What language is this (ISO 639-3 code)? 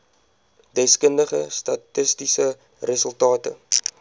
afr